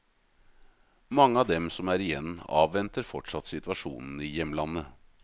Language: Norwegian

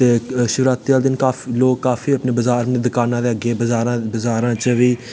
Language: Dogri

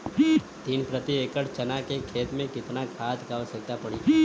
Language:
Bhojpuri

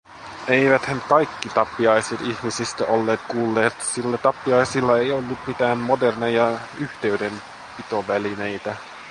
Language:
Finnish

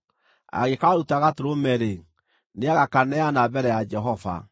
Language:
Kikuyu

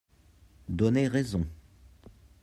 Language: French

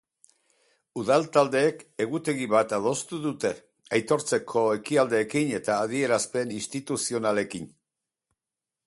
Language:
Basque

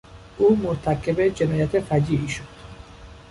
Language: Persian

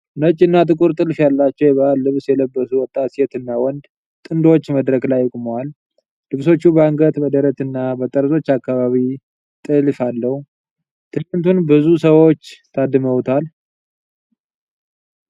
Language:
Amharic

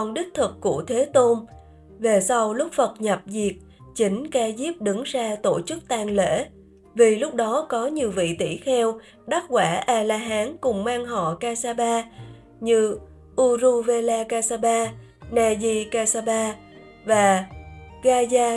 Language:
Vietnamese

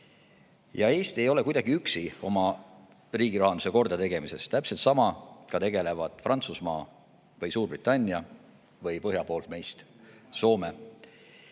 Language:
Estonian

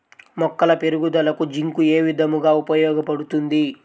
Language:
Telugu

